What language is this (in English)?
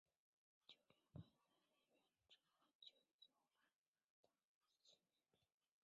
Chinese